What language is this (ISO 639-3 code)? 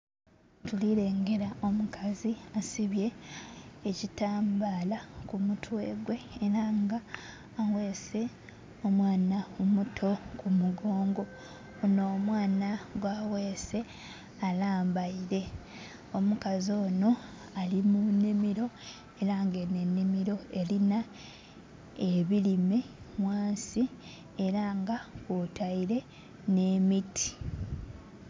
xog